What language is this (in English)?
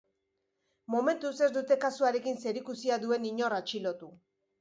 Basque